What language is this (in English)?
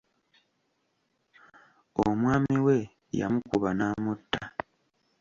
Ganda